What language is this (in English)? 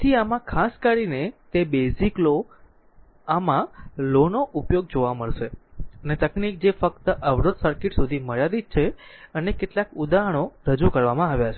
Gujarati